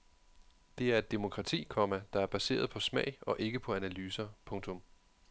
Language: Danish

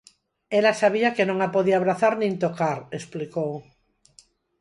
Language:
Galician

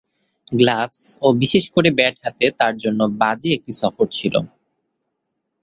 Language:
Bangla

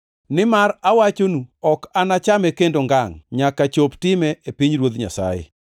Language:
Luo (Kenya and Tanzania)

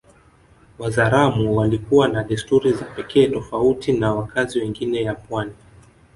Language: Swahili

